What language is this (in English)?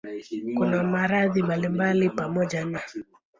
Swahili